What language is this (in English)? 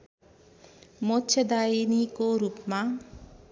Nepali